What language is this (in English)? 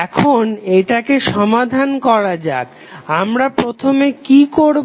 Bangla